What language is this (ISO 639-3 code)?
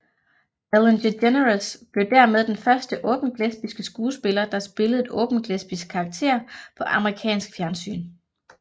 dan